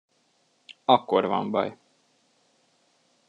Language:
Hungarian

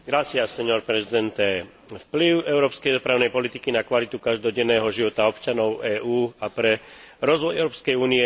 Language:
Slovak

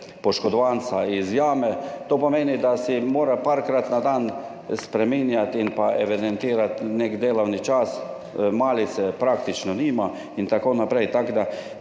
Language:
Slovenian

